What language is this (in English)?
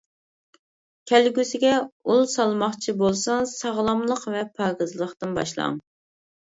Uyghur